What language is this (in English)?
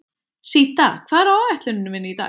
Icelandic